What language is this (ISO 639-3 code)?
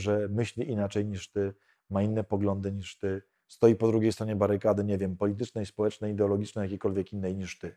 pol